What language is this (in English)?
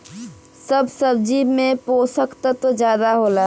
Bhojpuri